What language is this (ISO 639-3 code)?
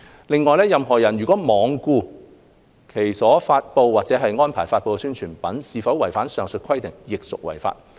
yue